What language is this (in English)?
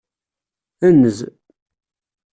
Kabyle